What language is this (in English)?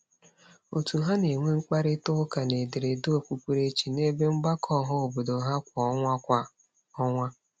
Igbo